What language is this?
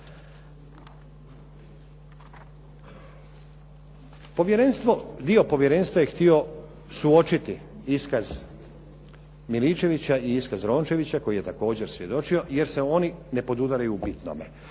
Croatian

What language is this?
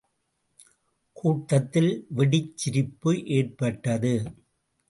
Tamil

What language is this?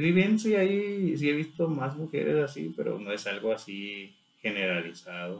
Spanish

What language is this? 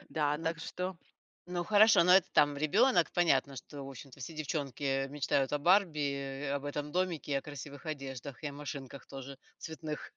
Russian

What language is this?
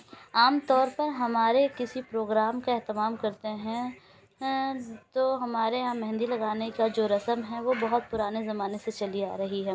Urdu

